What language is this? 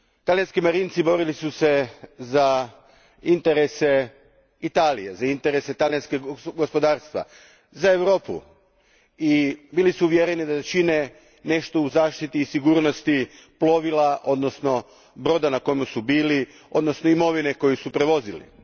Croatian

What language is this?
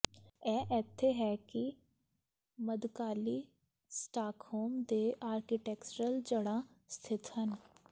Punjabi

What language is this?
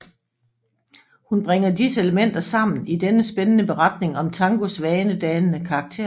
Danish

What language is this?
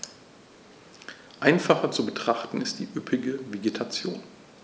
German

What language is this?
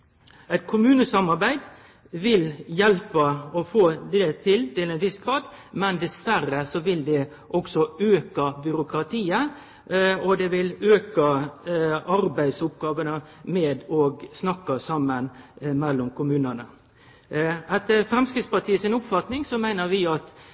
Norwegian Nynorsk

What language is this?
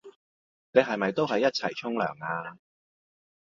Cantonese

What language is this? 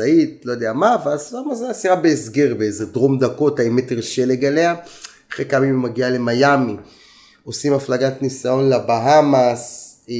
Hebrew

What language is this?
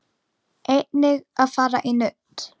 Icelandic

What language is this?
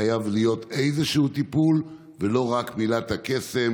Hebrew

